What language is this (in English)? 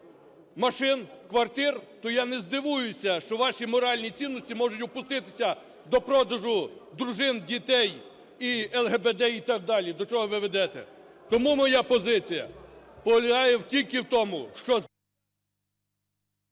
Ukrainian